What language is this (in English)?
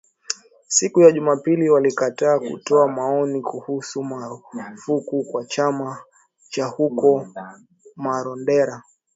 Swahili